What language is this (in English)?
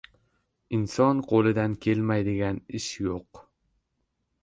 Uzbek